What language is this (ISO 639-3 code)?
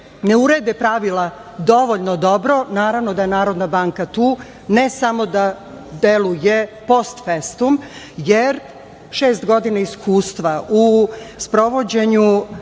srp